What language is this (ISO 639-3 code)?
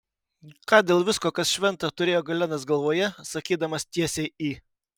lit